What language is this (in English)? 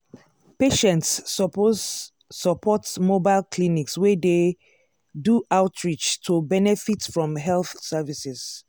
Nigerian Pidgin